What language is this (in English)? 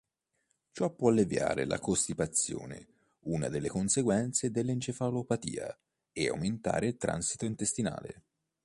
Italian